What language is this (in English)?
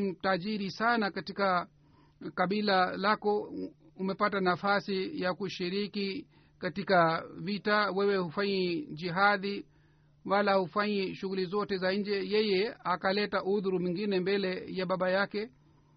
Swahili